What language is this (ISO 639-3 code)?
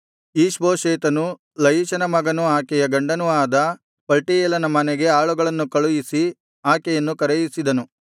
kan